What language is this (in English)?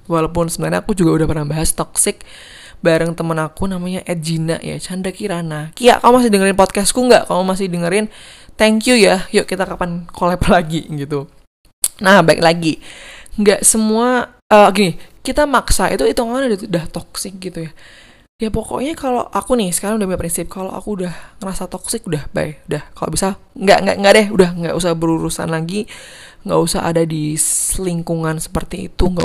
Indonesian